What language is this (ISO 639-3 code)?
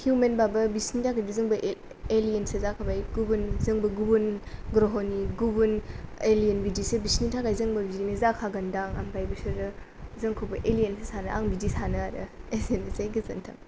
brx